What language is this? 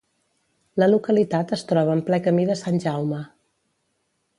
Catalan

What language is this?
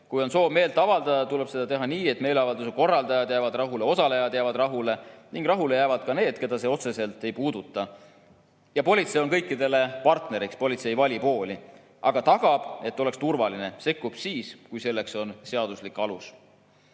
Estonian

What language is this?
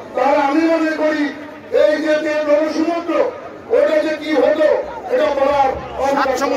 Arabic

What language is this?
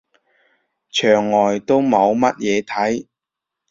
Cantonese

